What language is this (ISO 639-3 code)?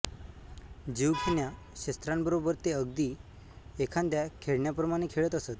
mar